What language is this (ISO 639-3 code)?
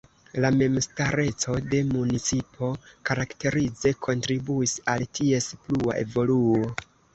epo